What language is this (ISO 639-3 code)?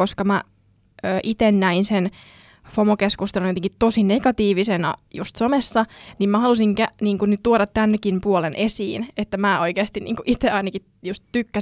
fin